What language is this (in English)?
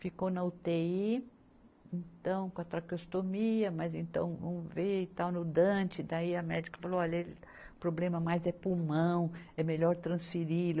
Portuguese